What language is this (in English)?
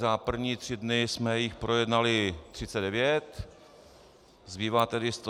Czech